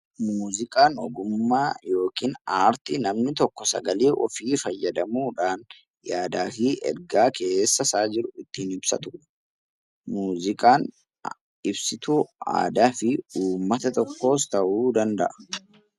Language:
Oromo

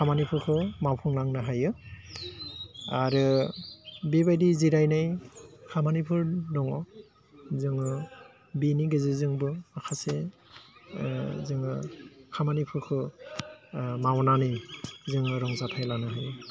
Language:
Bodo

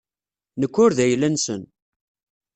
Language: Kabyle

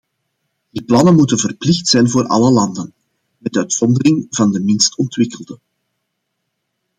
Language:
Dutch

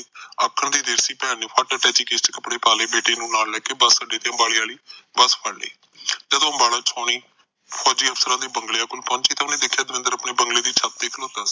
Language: Punjabi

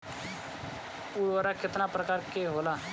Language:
Bhojpuri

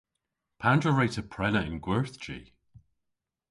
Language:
Cornish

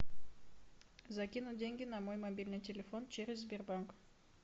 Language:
Russian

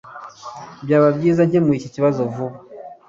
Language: Kinyarwanda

